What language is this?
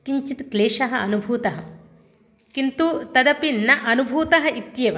Sanskrit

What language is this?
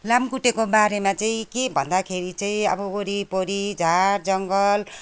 Nepali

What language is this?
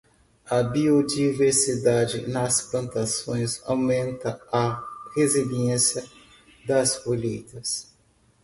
Portuguese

